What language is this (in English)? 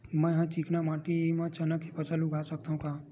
Chhattisgarhi